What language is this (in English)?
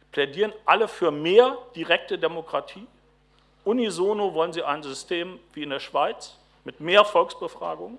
German